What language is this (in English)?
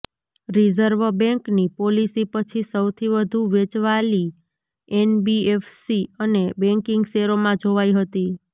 Gujarati